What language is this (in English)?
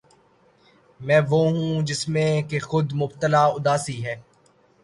Urdu